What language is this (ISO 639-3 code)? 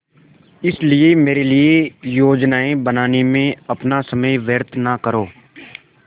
hin